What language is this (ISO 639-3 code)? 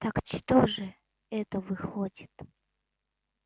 rus